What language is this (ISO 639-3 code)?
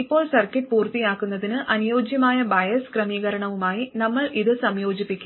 mal